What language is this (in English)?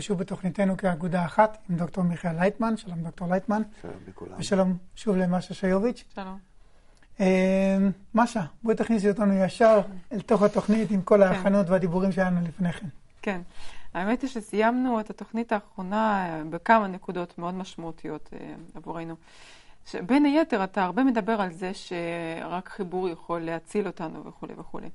Hebrew